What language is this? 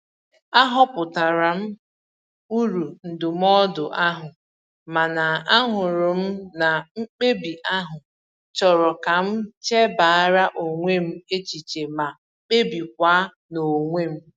Igbo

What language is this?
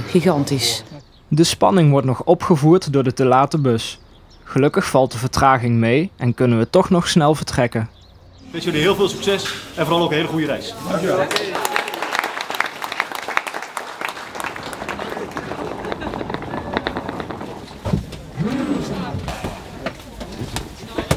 Dutch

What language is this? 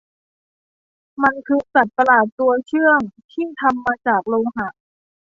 Thai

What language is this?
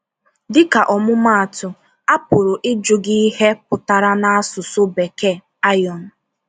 Igbo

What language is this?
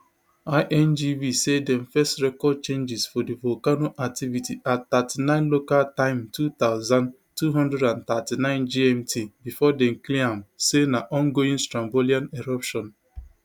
Nigerian Pidgin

